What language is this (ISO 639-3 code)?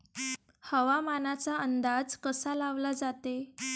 mar